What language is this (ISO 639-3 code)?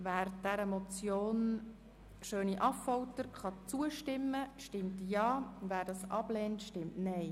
gsw